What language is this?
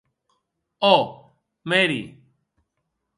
Occitan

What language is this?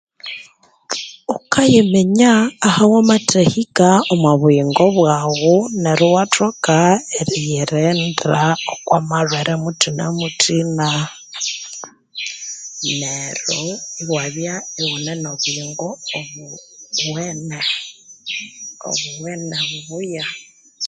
Konzo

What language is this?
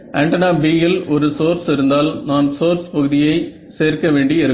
Tamil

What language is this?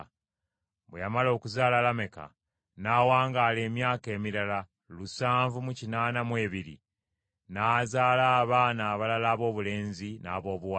Ganda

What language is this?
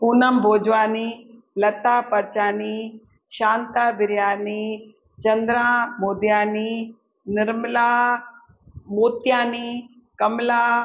Sindhi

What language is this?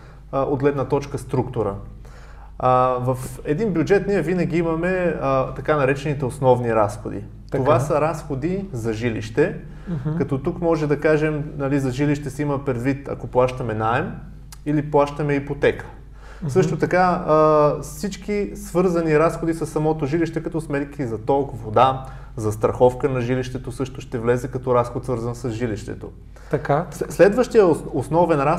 Bulgarian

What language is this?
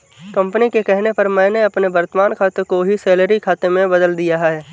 Hindi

